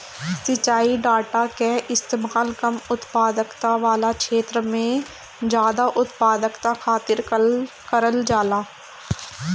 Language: Bhojpuri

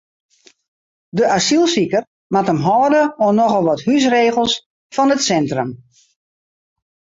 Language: Western Frisian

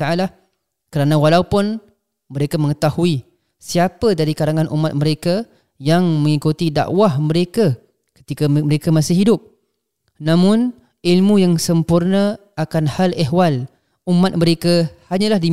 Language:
Malay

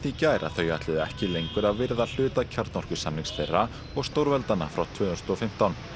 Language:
Icelandic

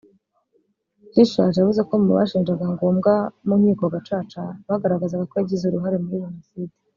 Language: Kinyarwanda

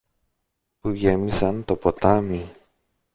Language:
Greek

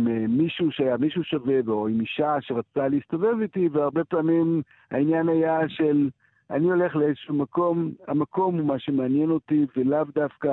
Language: Hebrew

